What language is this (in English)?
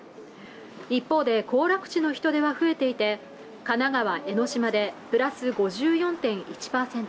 Japanese